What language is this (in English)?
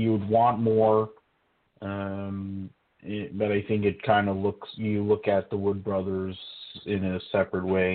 English